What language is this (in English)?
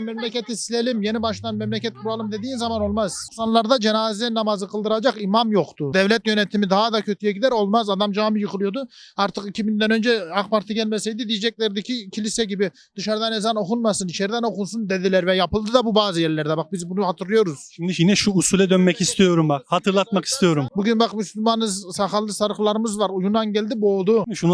Turkish